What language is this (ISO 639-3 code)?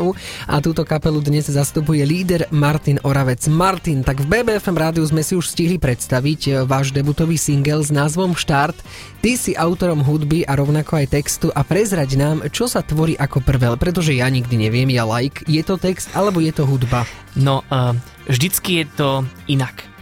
slk